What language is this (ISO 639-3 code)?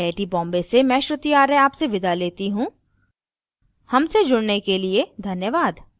hin